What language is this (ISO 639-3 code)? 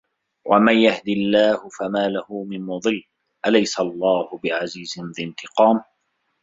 ara